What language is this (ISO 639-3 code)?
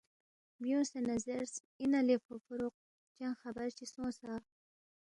bft